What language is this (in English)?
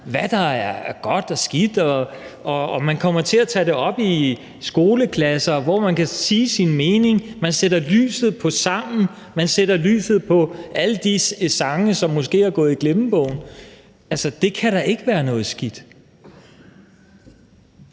Danish